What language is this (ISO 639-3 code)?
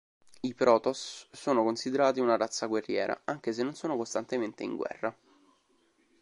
ita